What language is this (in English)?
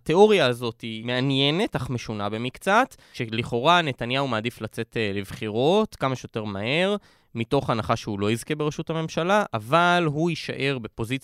Hebrew